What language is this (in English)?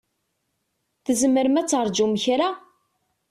Kabyle